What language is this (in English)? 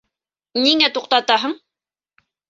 Bashkir